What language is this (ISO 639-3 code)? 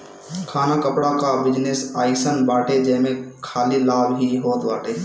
bho